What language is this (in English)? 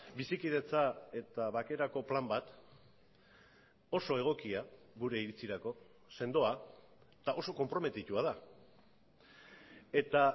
Basque